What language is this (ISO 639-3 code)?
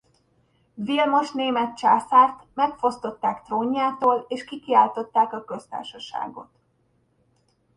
hun